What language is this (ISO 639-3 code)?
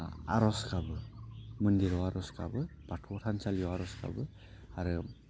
brx